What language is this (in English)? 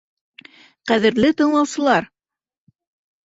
Bashkir